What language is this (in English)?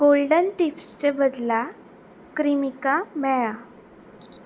Konkani